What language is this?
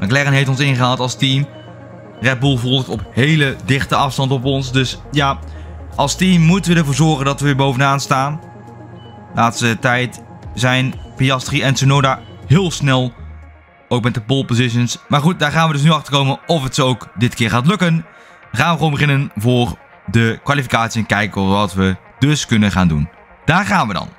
Dutch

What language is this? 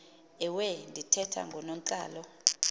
Xhosa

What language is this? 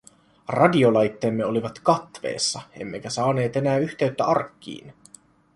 Finnish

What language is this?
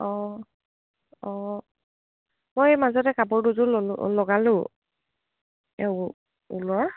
Assamese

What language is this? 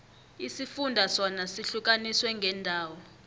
South Ndebele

